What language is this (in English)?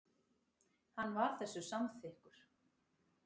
Icelandic